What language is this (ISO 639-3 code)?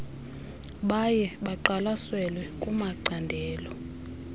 xho